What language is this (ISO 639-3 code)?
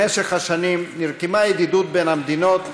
heb